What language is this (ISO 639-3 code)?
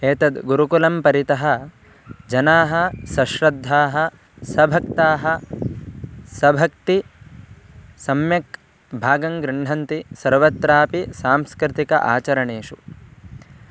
san